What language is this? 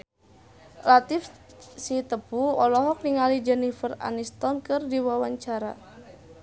Sundanese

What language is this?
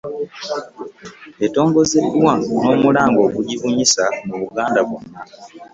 Ganda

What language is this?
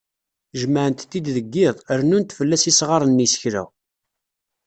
Kabyle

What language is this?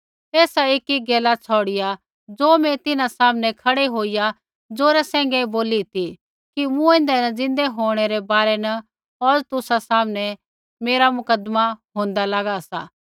Kullu Pahari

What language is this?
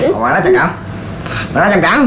Vietnamese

